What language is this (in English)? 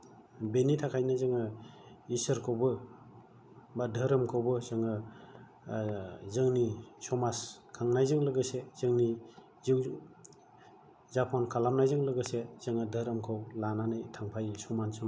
Bodo